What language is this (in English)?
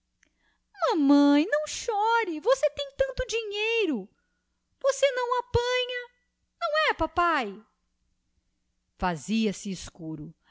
Portuguese